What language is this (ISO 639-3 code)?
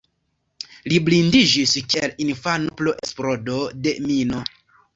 epo